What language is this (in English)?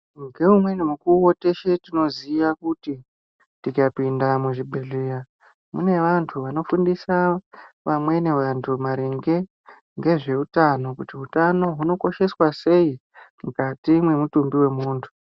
Ndau